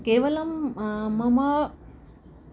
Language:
Sanskrit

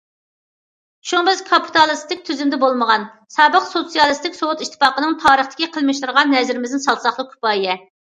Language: Uyghur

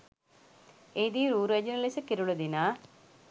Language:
Sinhala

